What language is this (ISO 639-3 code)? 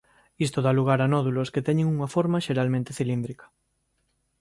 glg